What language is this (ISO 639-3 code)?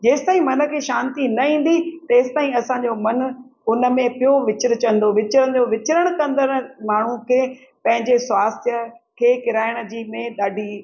snd